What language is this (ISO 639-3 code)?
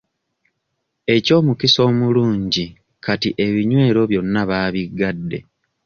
lug